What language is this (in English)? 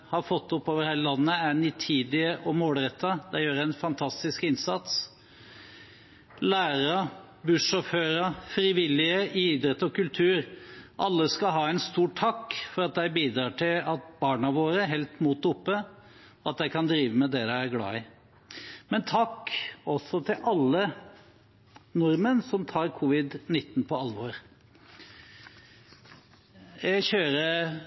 Norwegian Bokmål